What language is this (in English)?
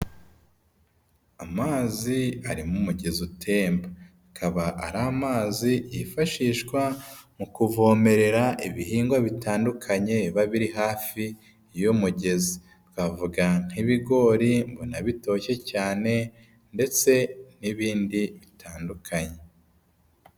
Kinyarwanda